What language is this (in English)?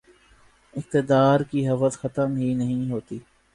Urdu